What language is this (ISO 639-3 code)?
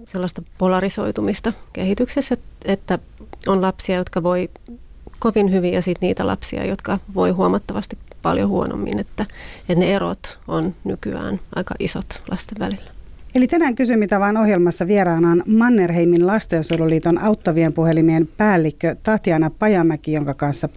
fin